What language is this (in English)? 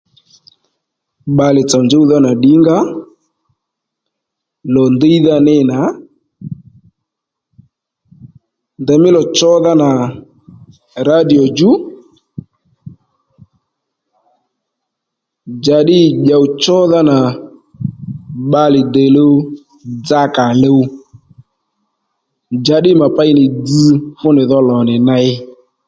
Lendu